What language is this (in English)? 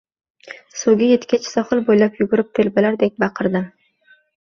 Uzbek